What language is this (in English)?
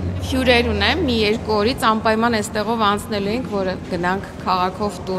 Romanian